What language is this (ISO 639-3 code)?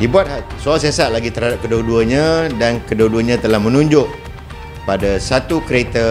msa